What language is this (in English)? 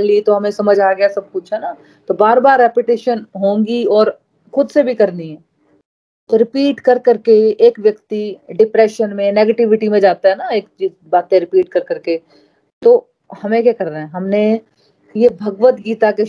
Hindi